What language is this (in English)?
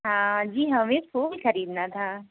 Hindi